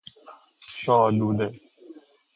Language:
Persian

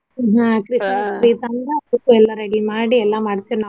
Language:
Kannada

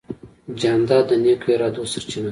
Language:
Pashto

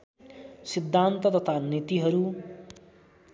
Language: Nepali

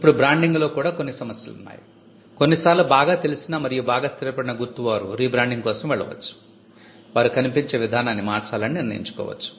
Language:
Telugu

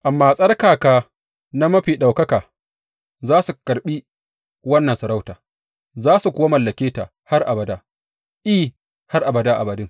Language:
Hausa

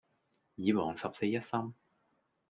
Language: Cantonese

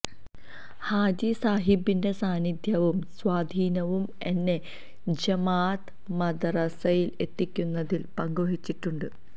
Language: Malayalam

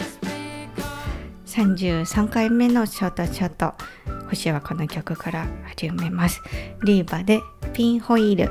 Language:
Japanese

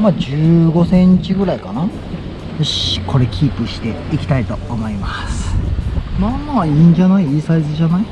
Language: Japanese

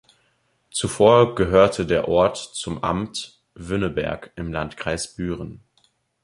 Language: German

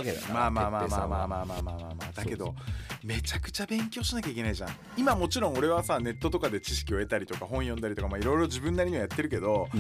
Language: Japanese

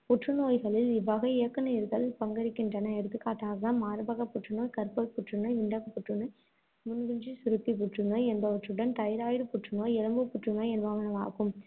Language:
Tamil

